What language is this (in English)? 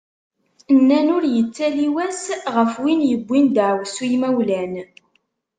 Kabyle